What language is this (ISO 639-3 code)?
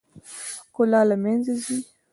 pus